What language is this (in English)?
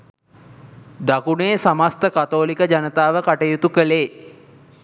Sinhala